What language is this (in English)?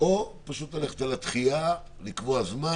Hebrew